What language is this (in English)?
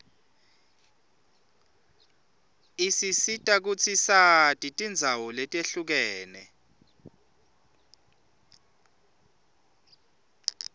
Swati